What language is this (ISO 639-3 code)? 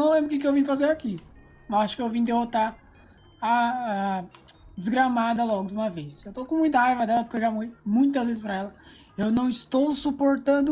por